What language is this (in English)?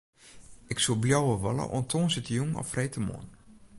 Western Frisian